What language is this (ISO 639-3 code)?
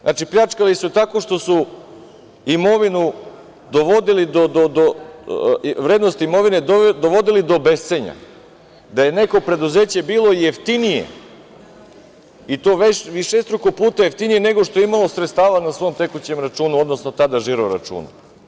srp